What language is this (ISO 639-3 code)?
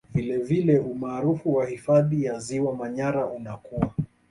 swa